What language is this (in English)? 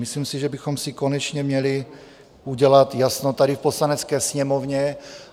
Czech